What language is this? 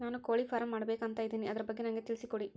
Kannada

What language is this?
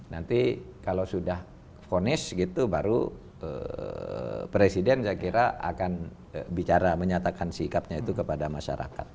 Indonesian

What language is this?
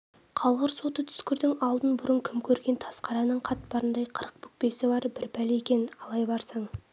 Kazakh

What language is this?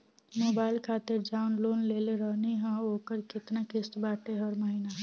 Bhojpuri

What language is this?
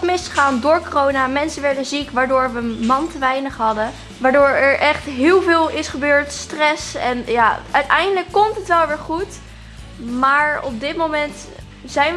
Dutch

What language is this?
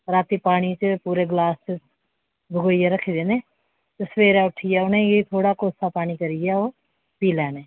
Dogri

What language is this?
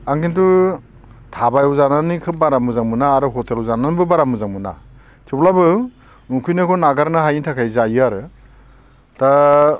Bodo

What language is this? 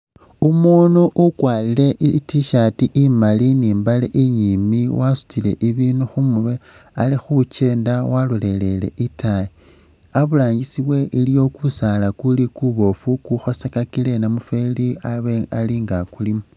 Masaaba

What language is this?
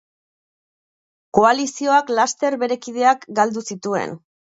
Basque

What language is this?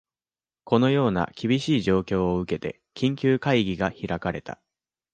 Japanese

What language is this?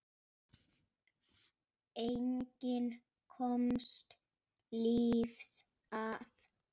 Icelandic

